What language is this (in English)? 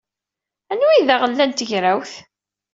Kabyle